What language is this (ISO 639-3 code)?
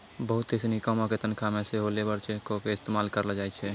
mai